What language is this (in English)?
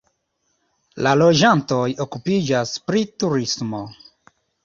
Esperanto